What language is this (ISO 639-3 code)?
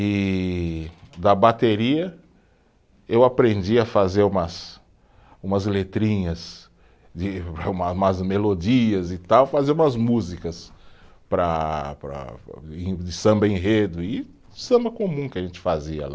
por